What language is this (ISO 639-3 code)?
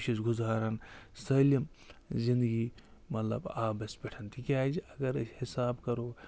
kas